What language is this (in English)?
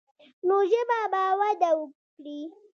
Pashto